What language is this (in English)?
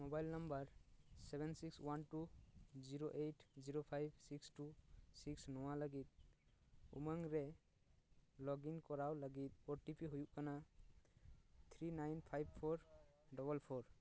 Santali